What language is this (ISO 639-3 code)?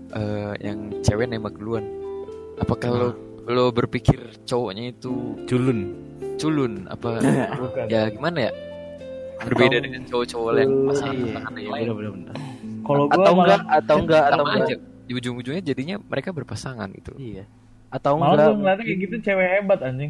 ind